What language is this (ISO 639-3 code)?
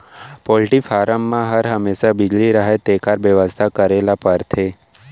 hne